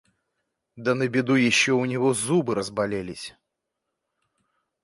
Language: Russian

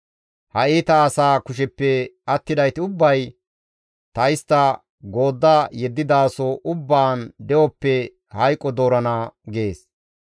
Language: Gamo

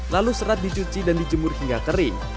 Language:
Indonesian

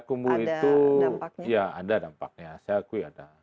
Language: Indonesian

